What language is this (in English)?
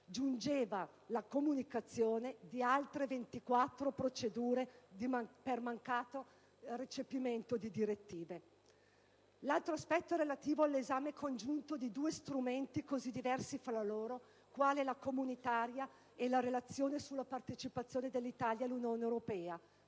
Italian